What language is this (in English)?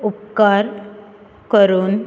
Konkani